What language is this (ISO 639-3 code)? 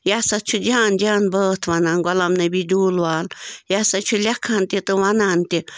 kas